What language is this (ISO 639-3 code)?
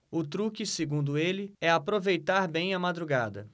por